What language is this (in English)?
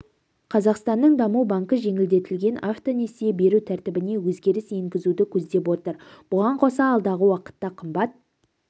Kazakh